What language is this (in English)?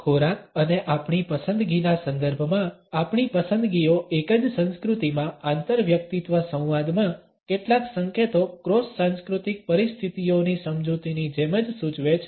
Gujarati